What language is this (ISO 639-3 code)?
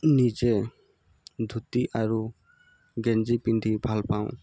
asm